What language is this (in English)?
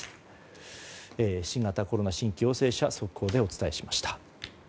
Japanese